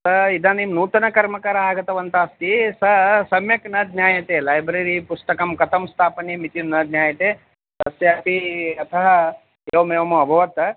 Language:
Sanskrit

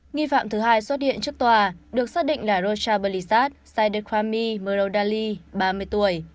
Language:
Vietnamese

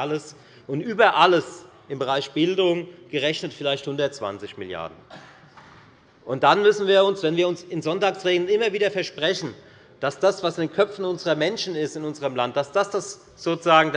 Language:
German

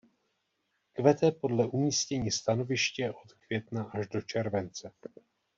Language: Czech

